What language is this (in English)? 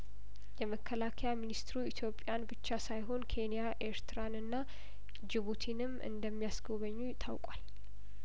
Amharic